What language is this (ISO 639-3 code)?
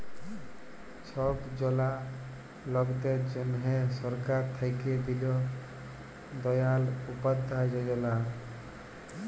ben